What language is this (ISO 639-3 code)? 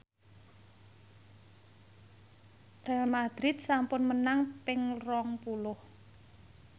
jav